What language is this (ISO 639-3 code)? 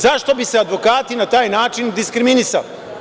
srp